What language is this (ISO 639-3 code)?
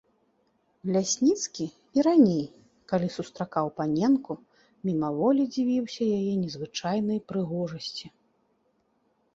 bel